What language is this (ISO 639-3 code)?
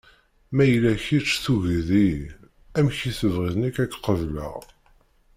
kab